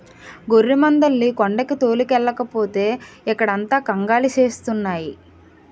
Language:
Telugu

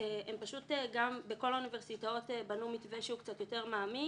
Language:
Hebrew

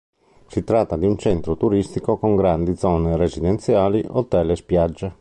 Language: Italian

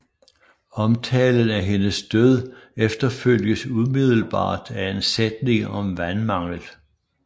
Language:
Danish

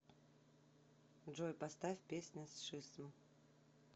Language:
Russian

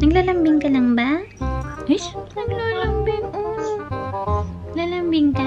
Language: Indonesian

